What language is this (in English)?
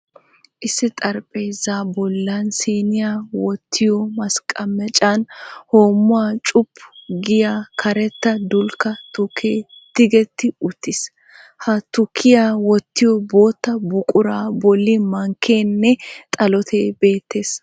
Wolaytta